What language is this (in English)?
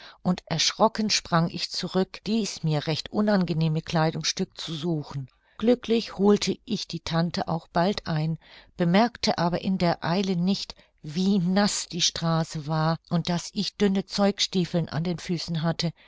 German